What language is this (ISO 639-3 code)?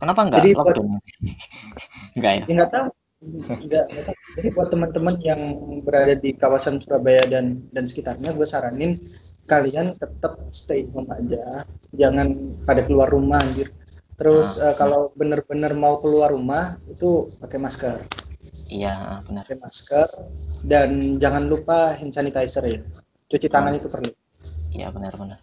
ind